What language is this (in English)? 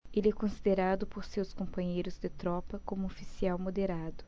Portuguese